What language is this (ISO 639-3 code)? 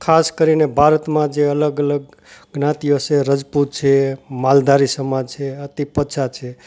guj